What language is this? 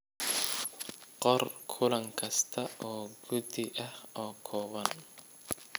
Somali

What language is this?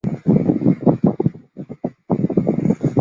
Chinese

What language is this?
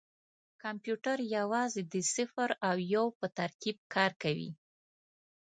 Pashto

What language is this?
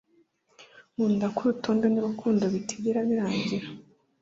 Kinyarwanda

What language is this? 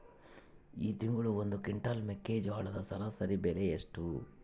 Kannada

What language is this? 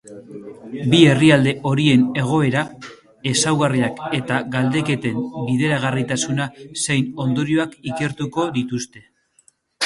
Basque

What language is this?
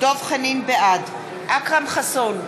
Hebrew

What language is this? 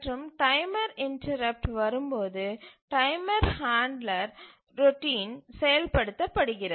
Tamil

